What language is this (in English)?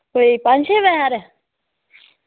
Dogri